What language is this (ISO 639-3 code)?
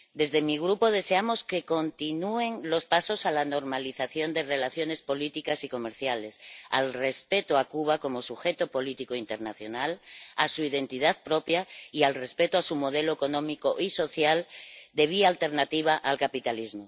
spa